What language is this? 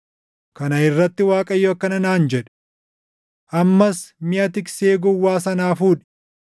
Oromo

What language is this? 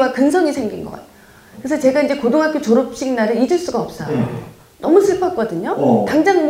Korean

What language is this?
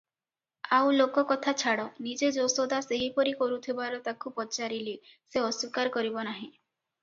Odia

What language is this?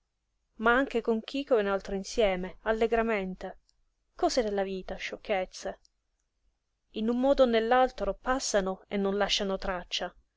Italian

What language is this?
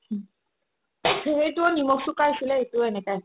Assamese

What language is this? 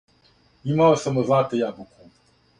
Serbian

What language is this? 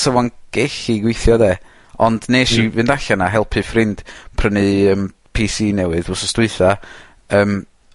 Welsh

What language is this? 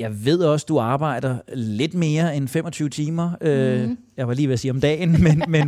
Danish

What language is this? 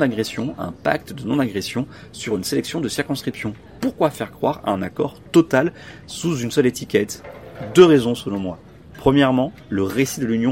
French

